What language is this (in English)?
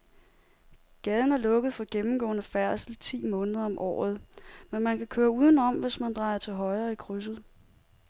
Danish